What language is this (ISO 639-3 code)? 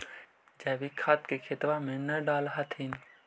mag